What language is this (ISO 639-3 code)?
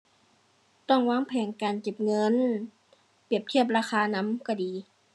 tha